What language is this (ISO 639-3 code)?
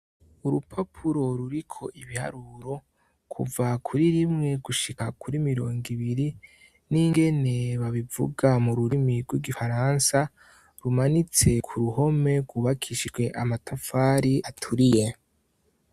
run